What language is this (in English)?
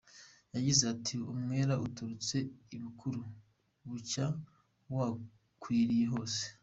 Kinyarwanda